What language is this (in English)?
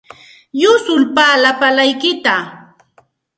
Santa Ana de Tusi Pasco Quechua